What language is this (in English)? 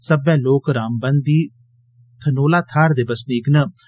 Dogri